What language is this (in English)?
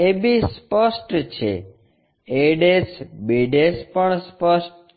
Gujarati